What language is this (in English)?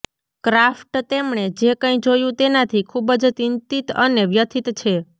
Gujarati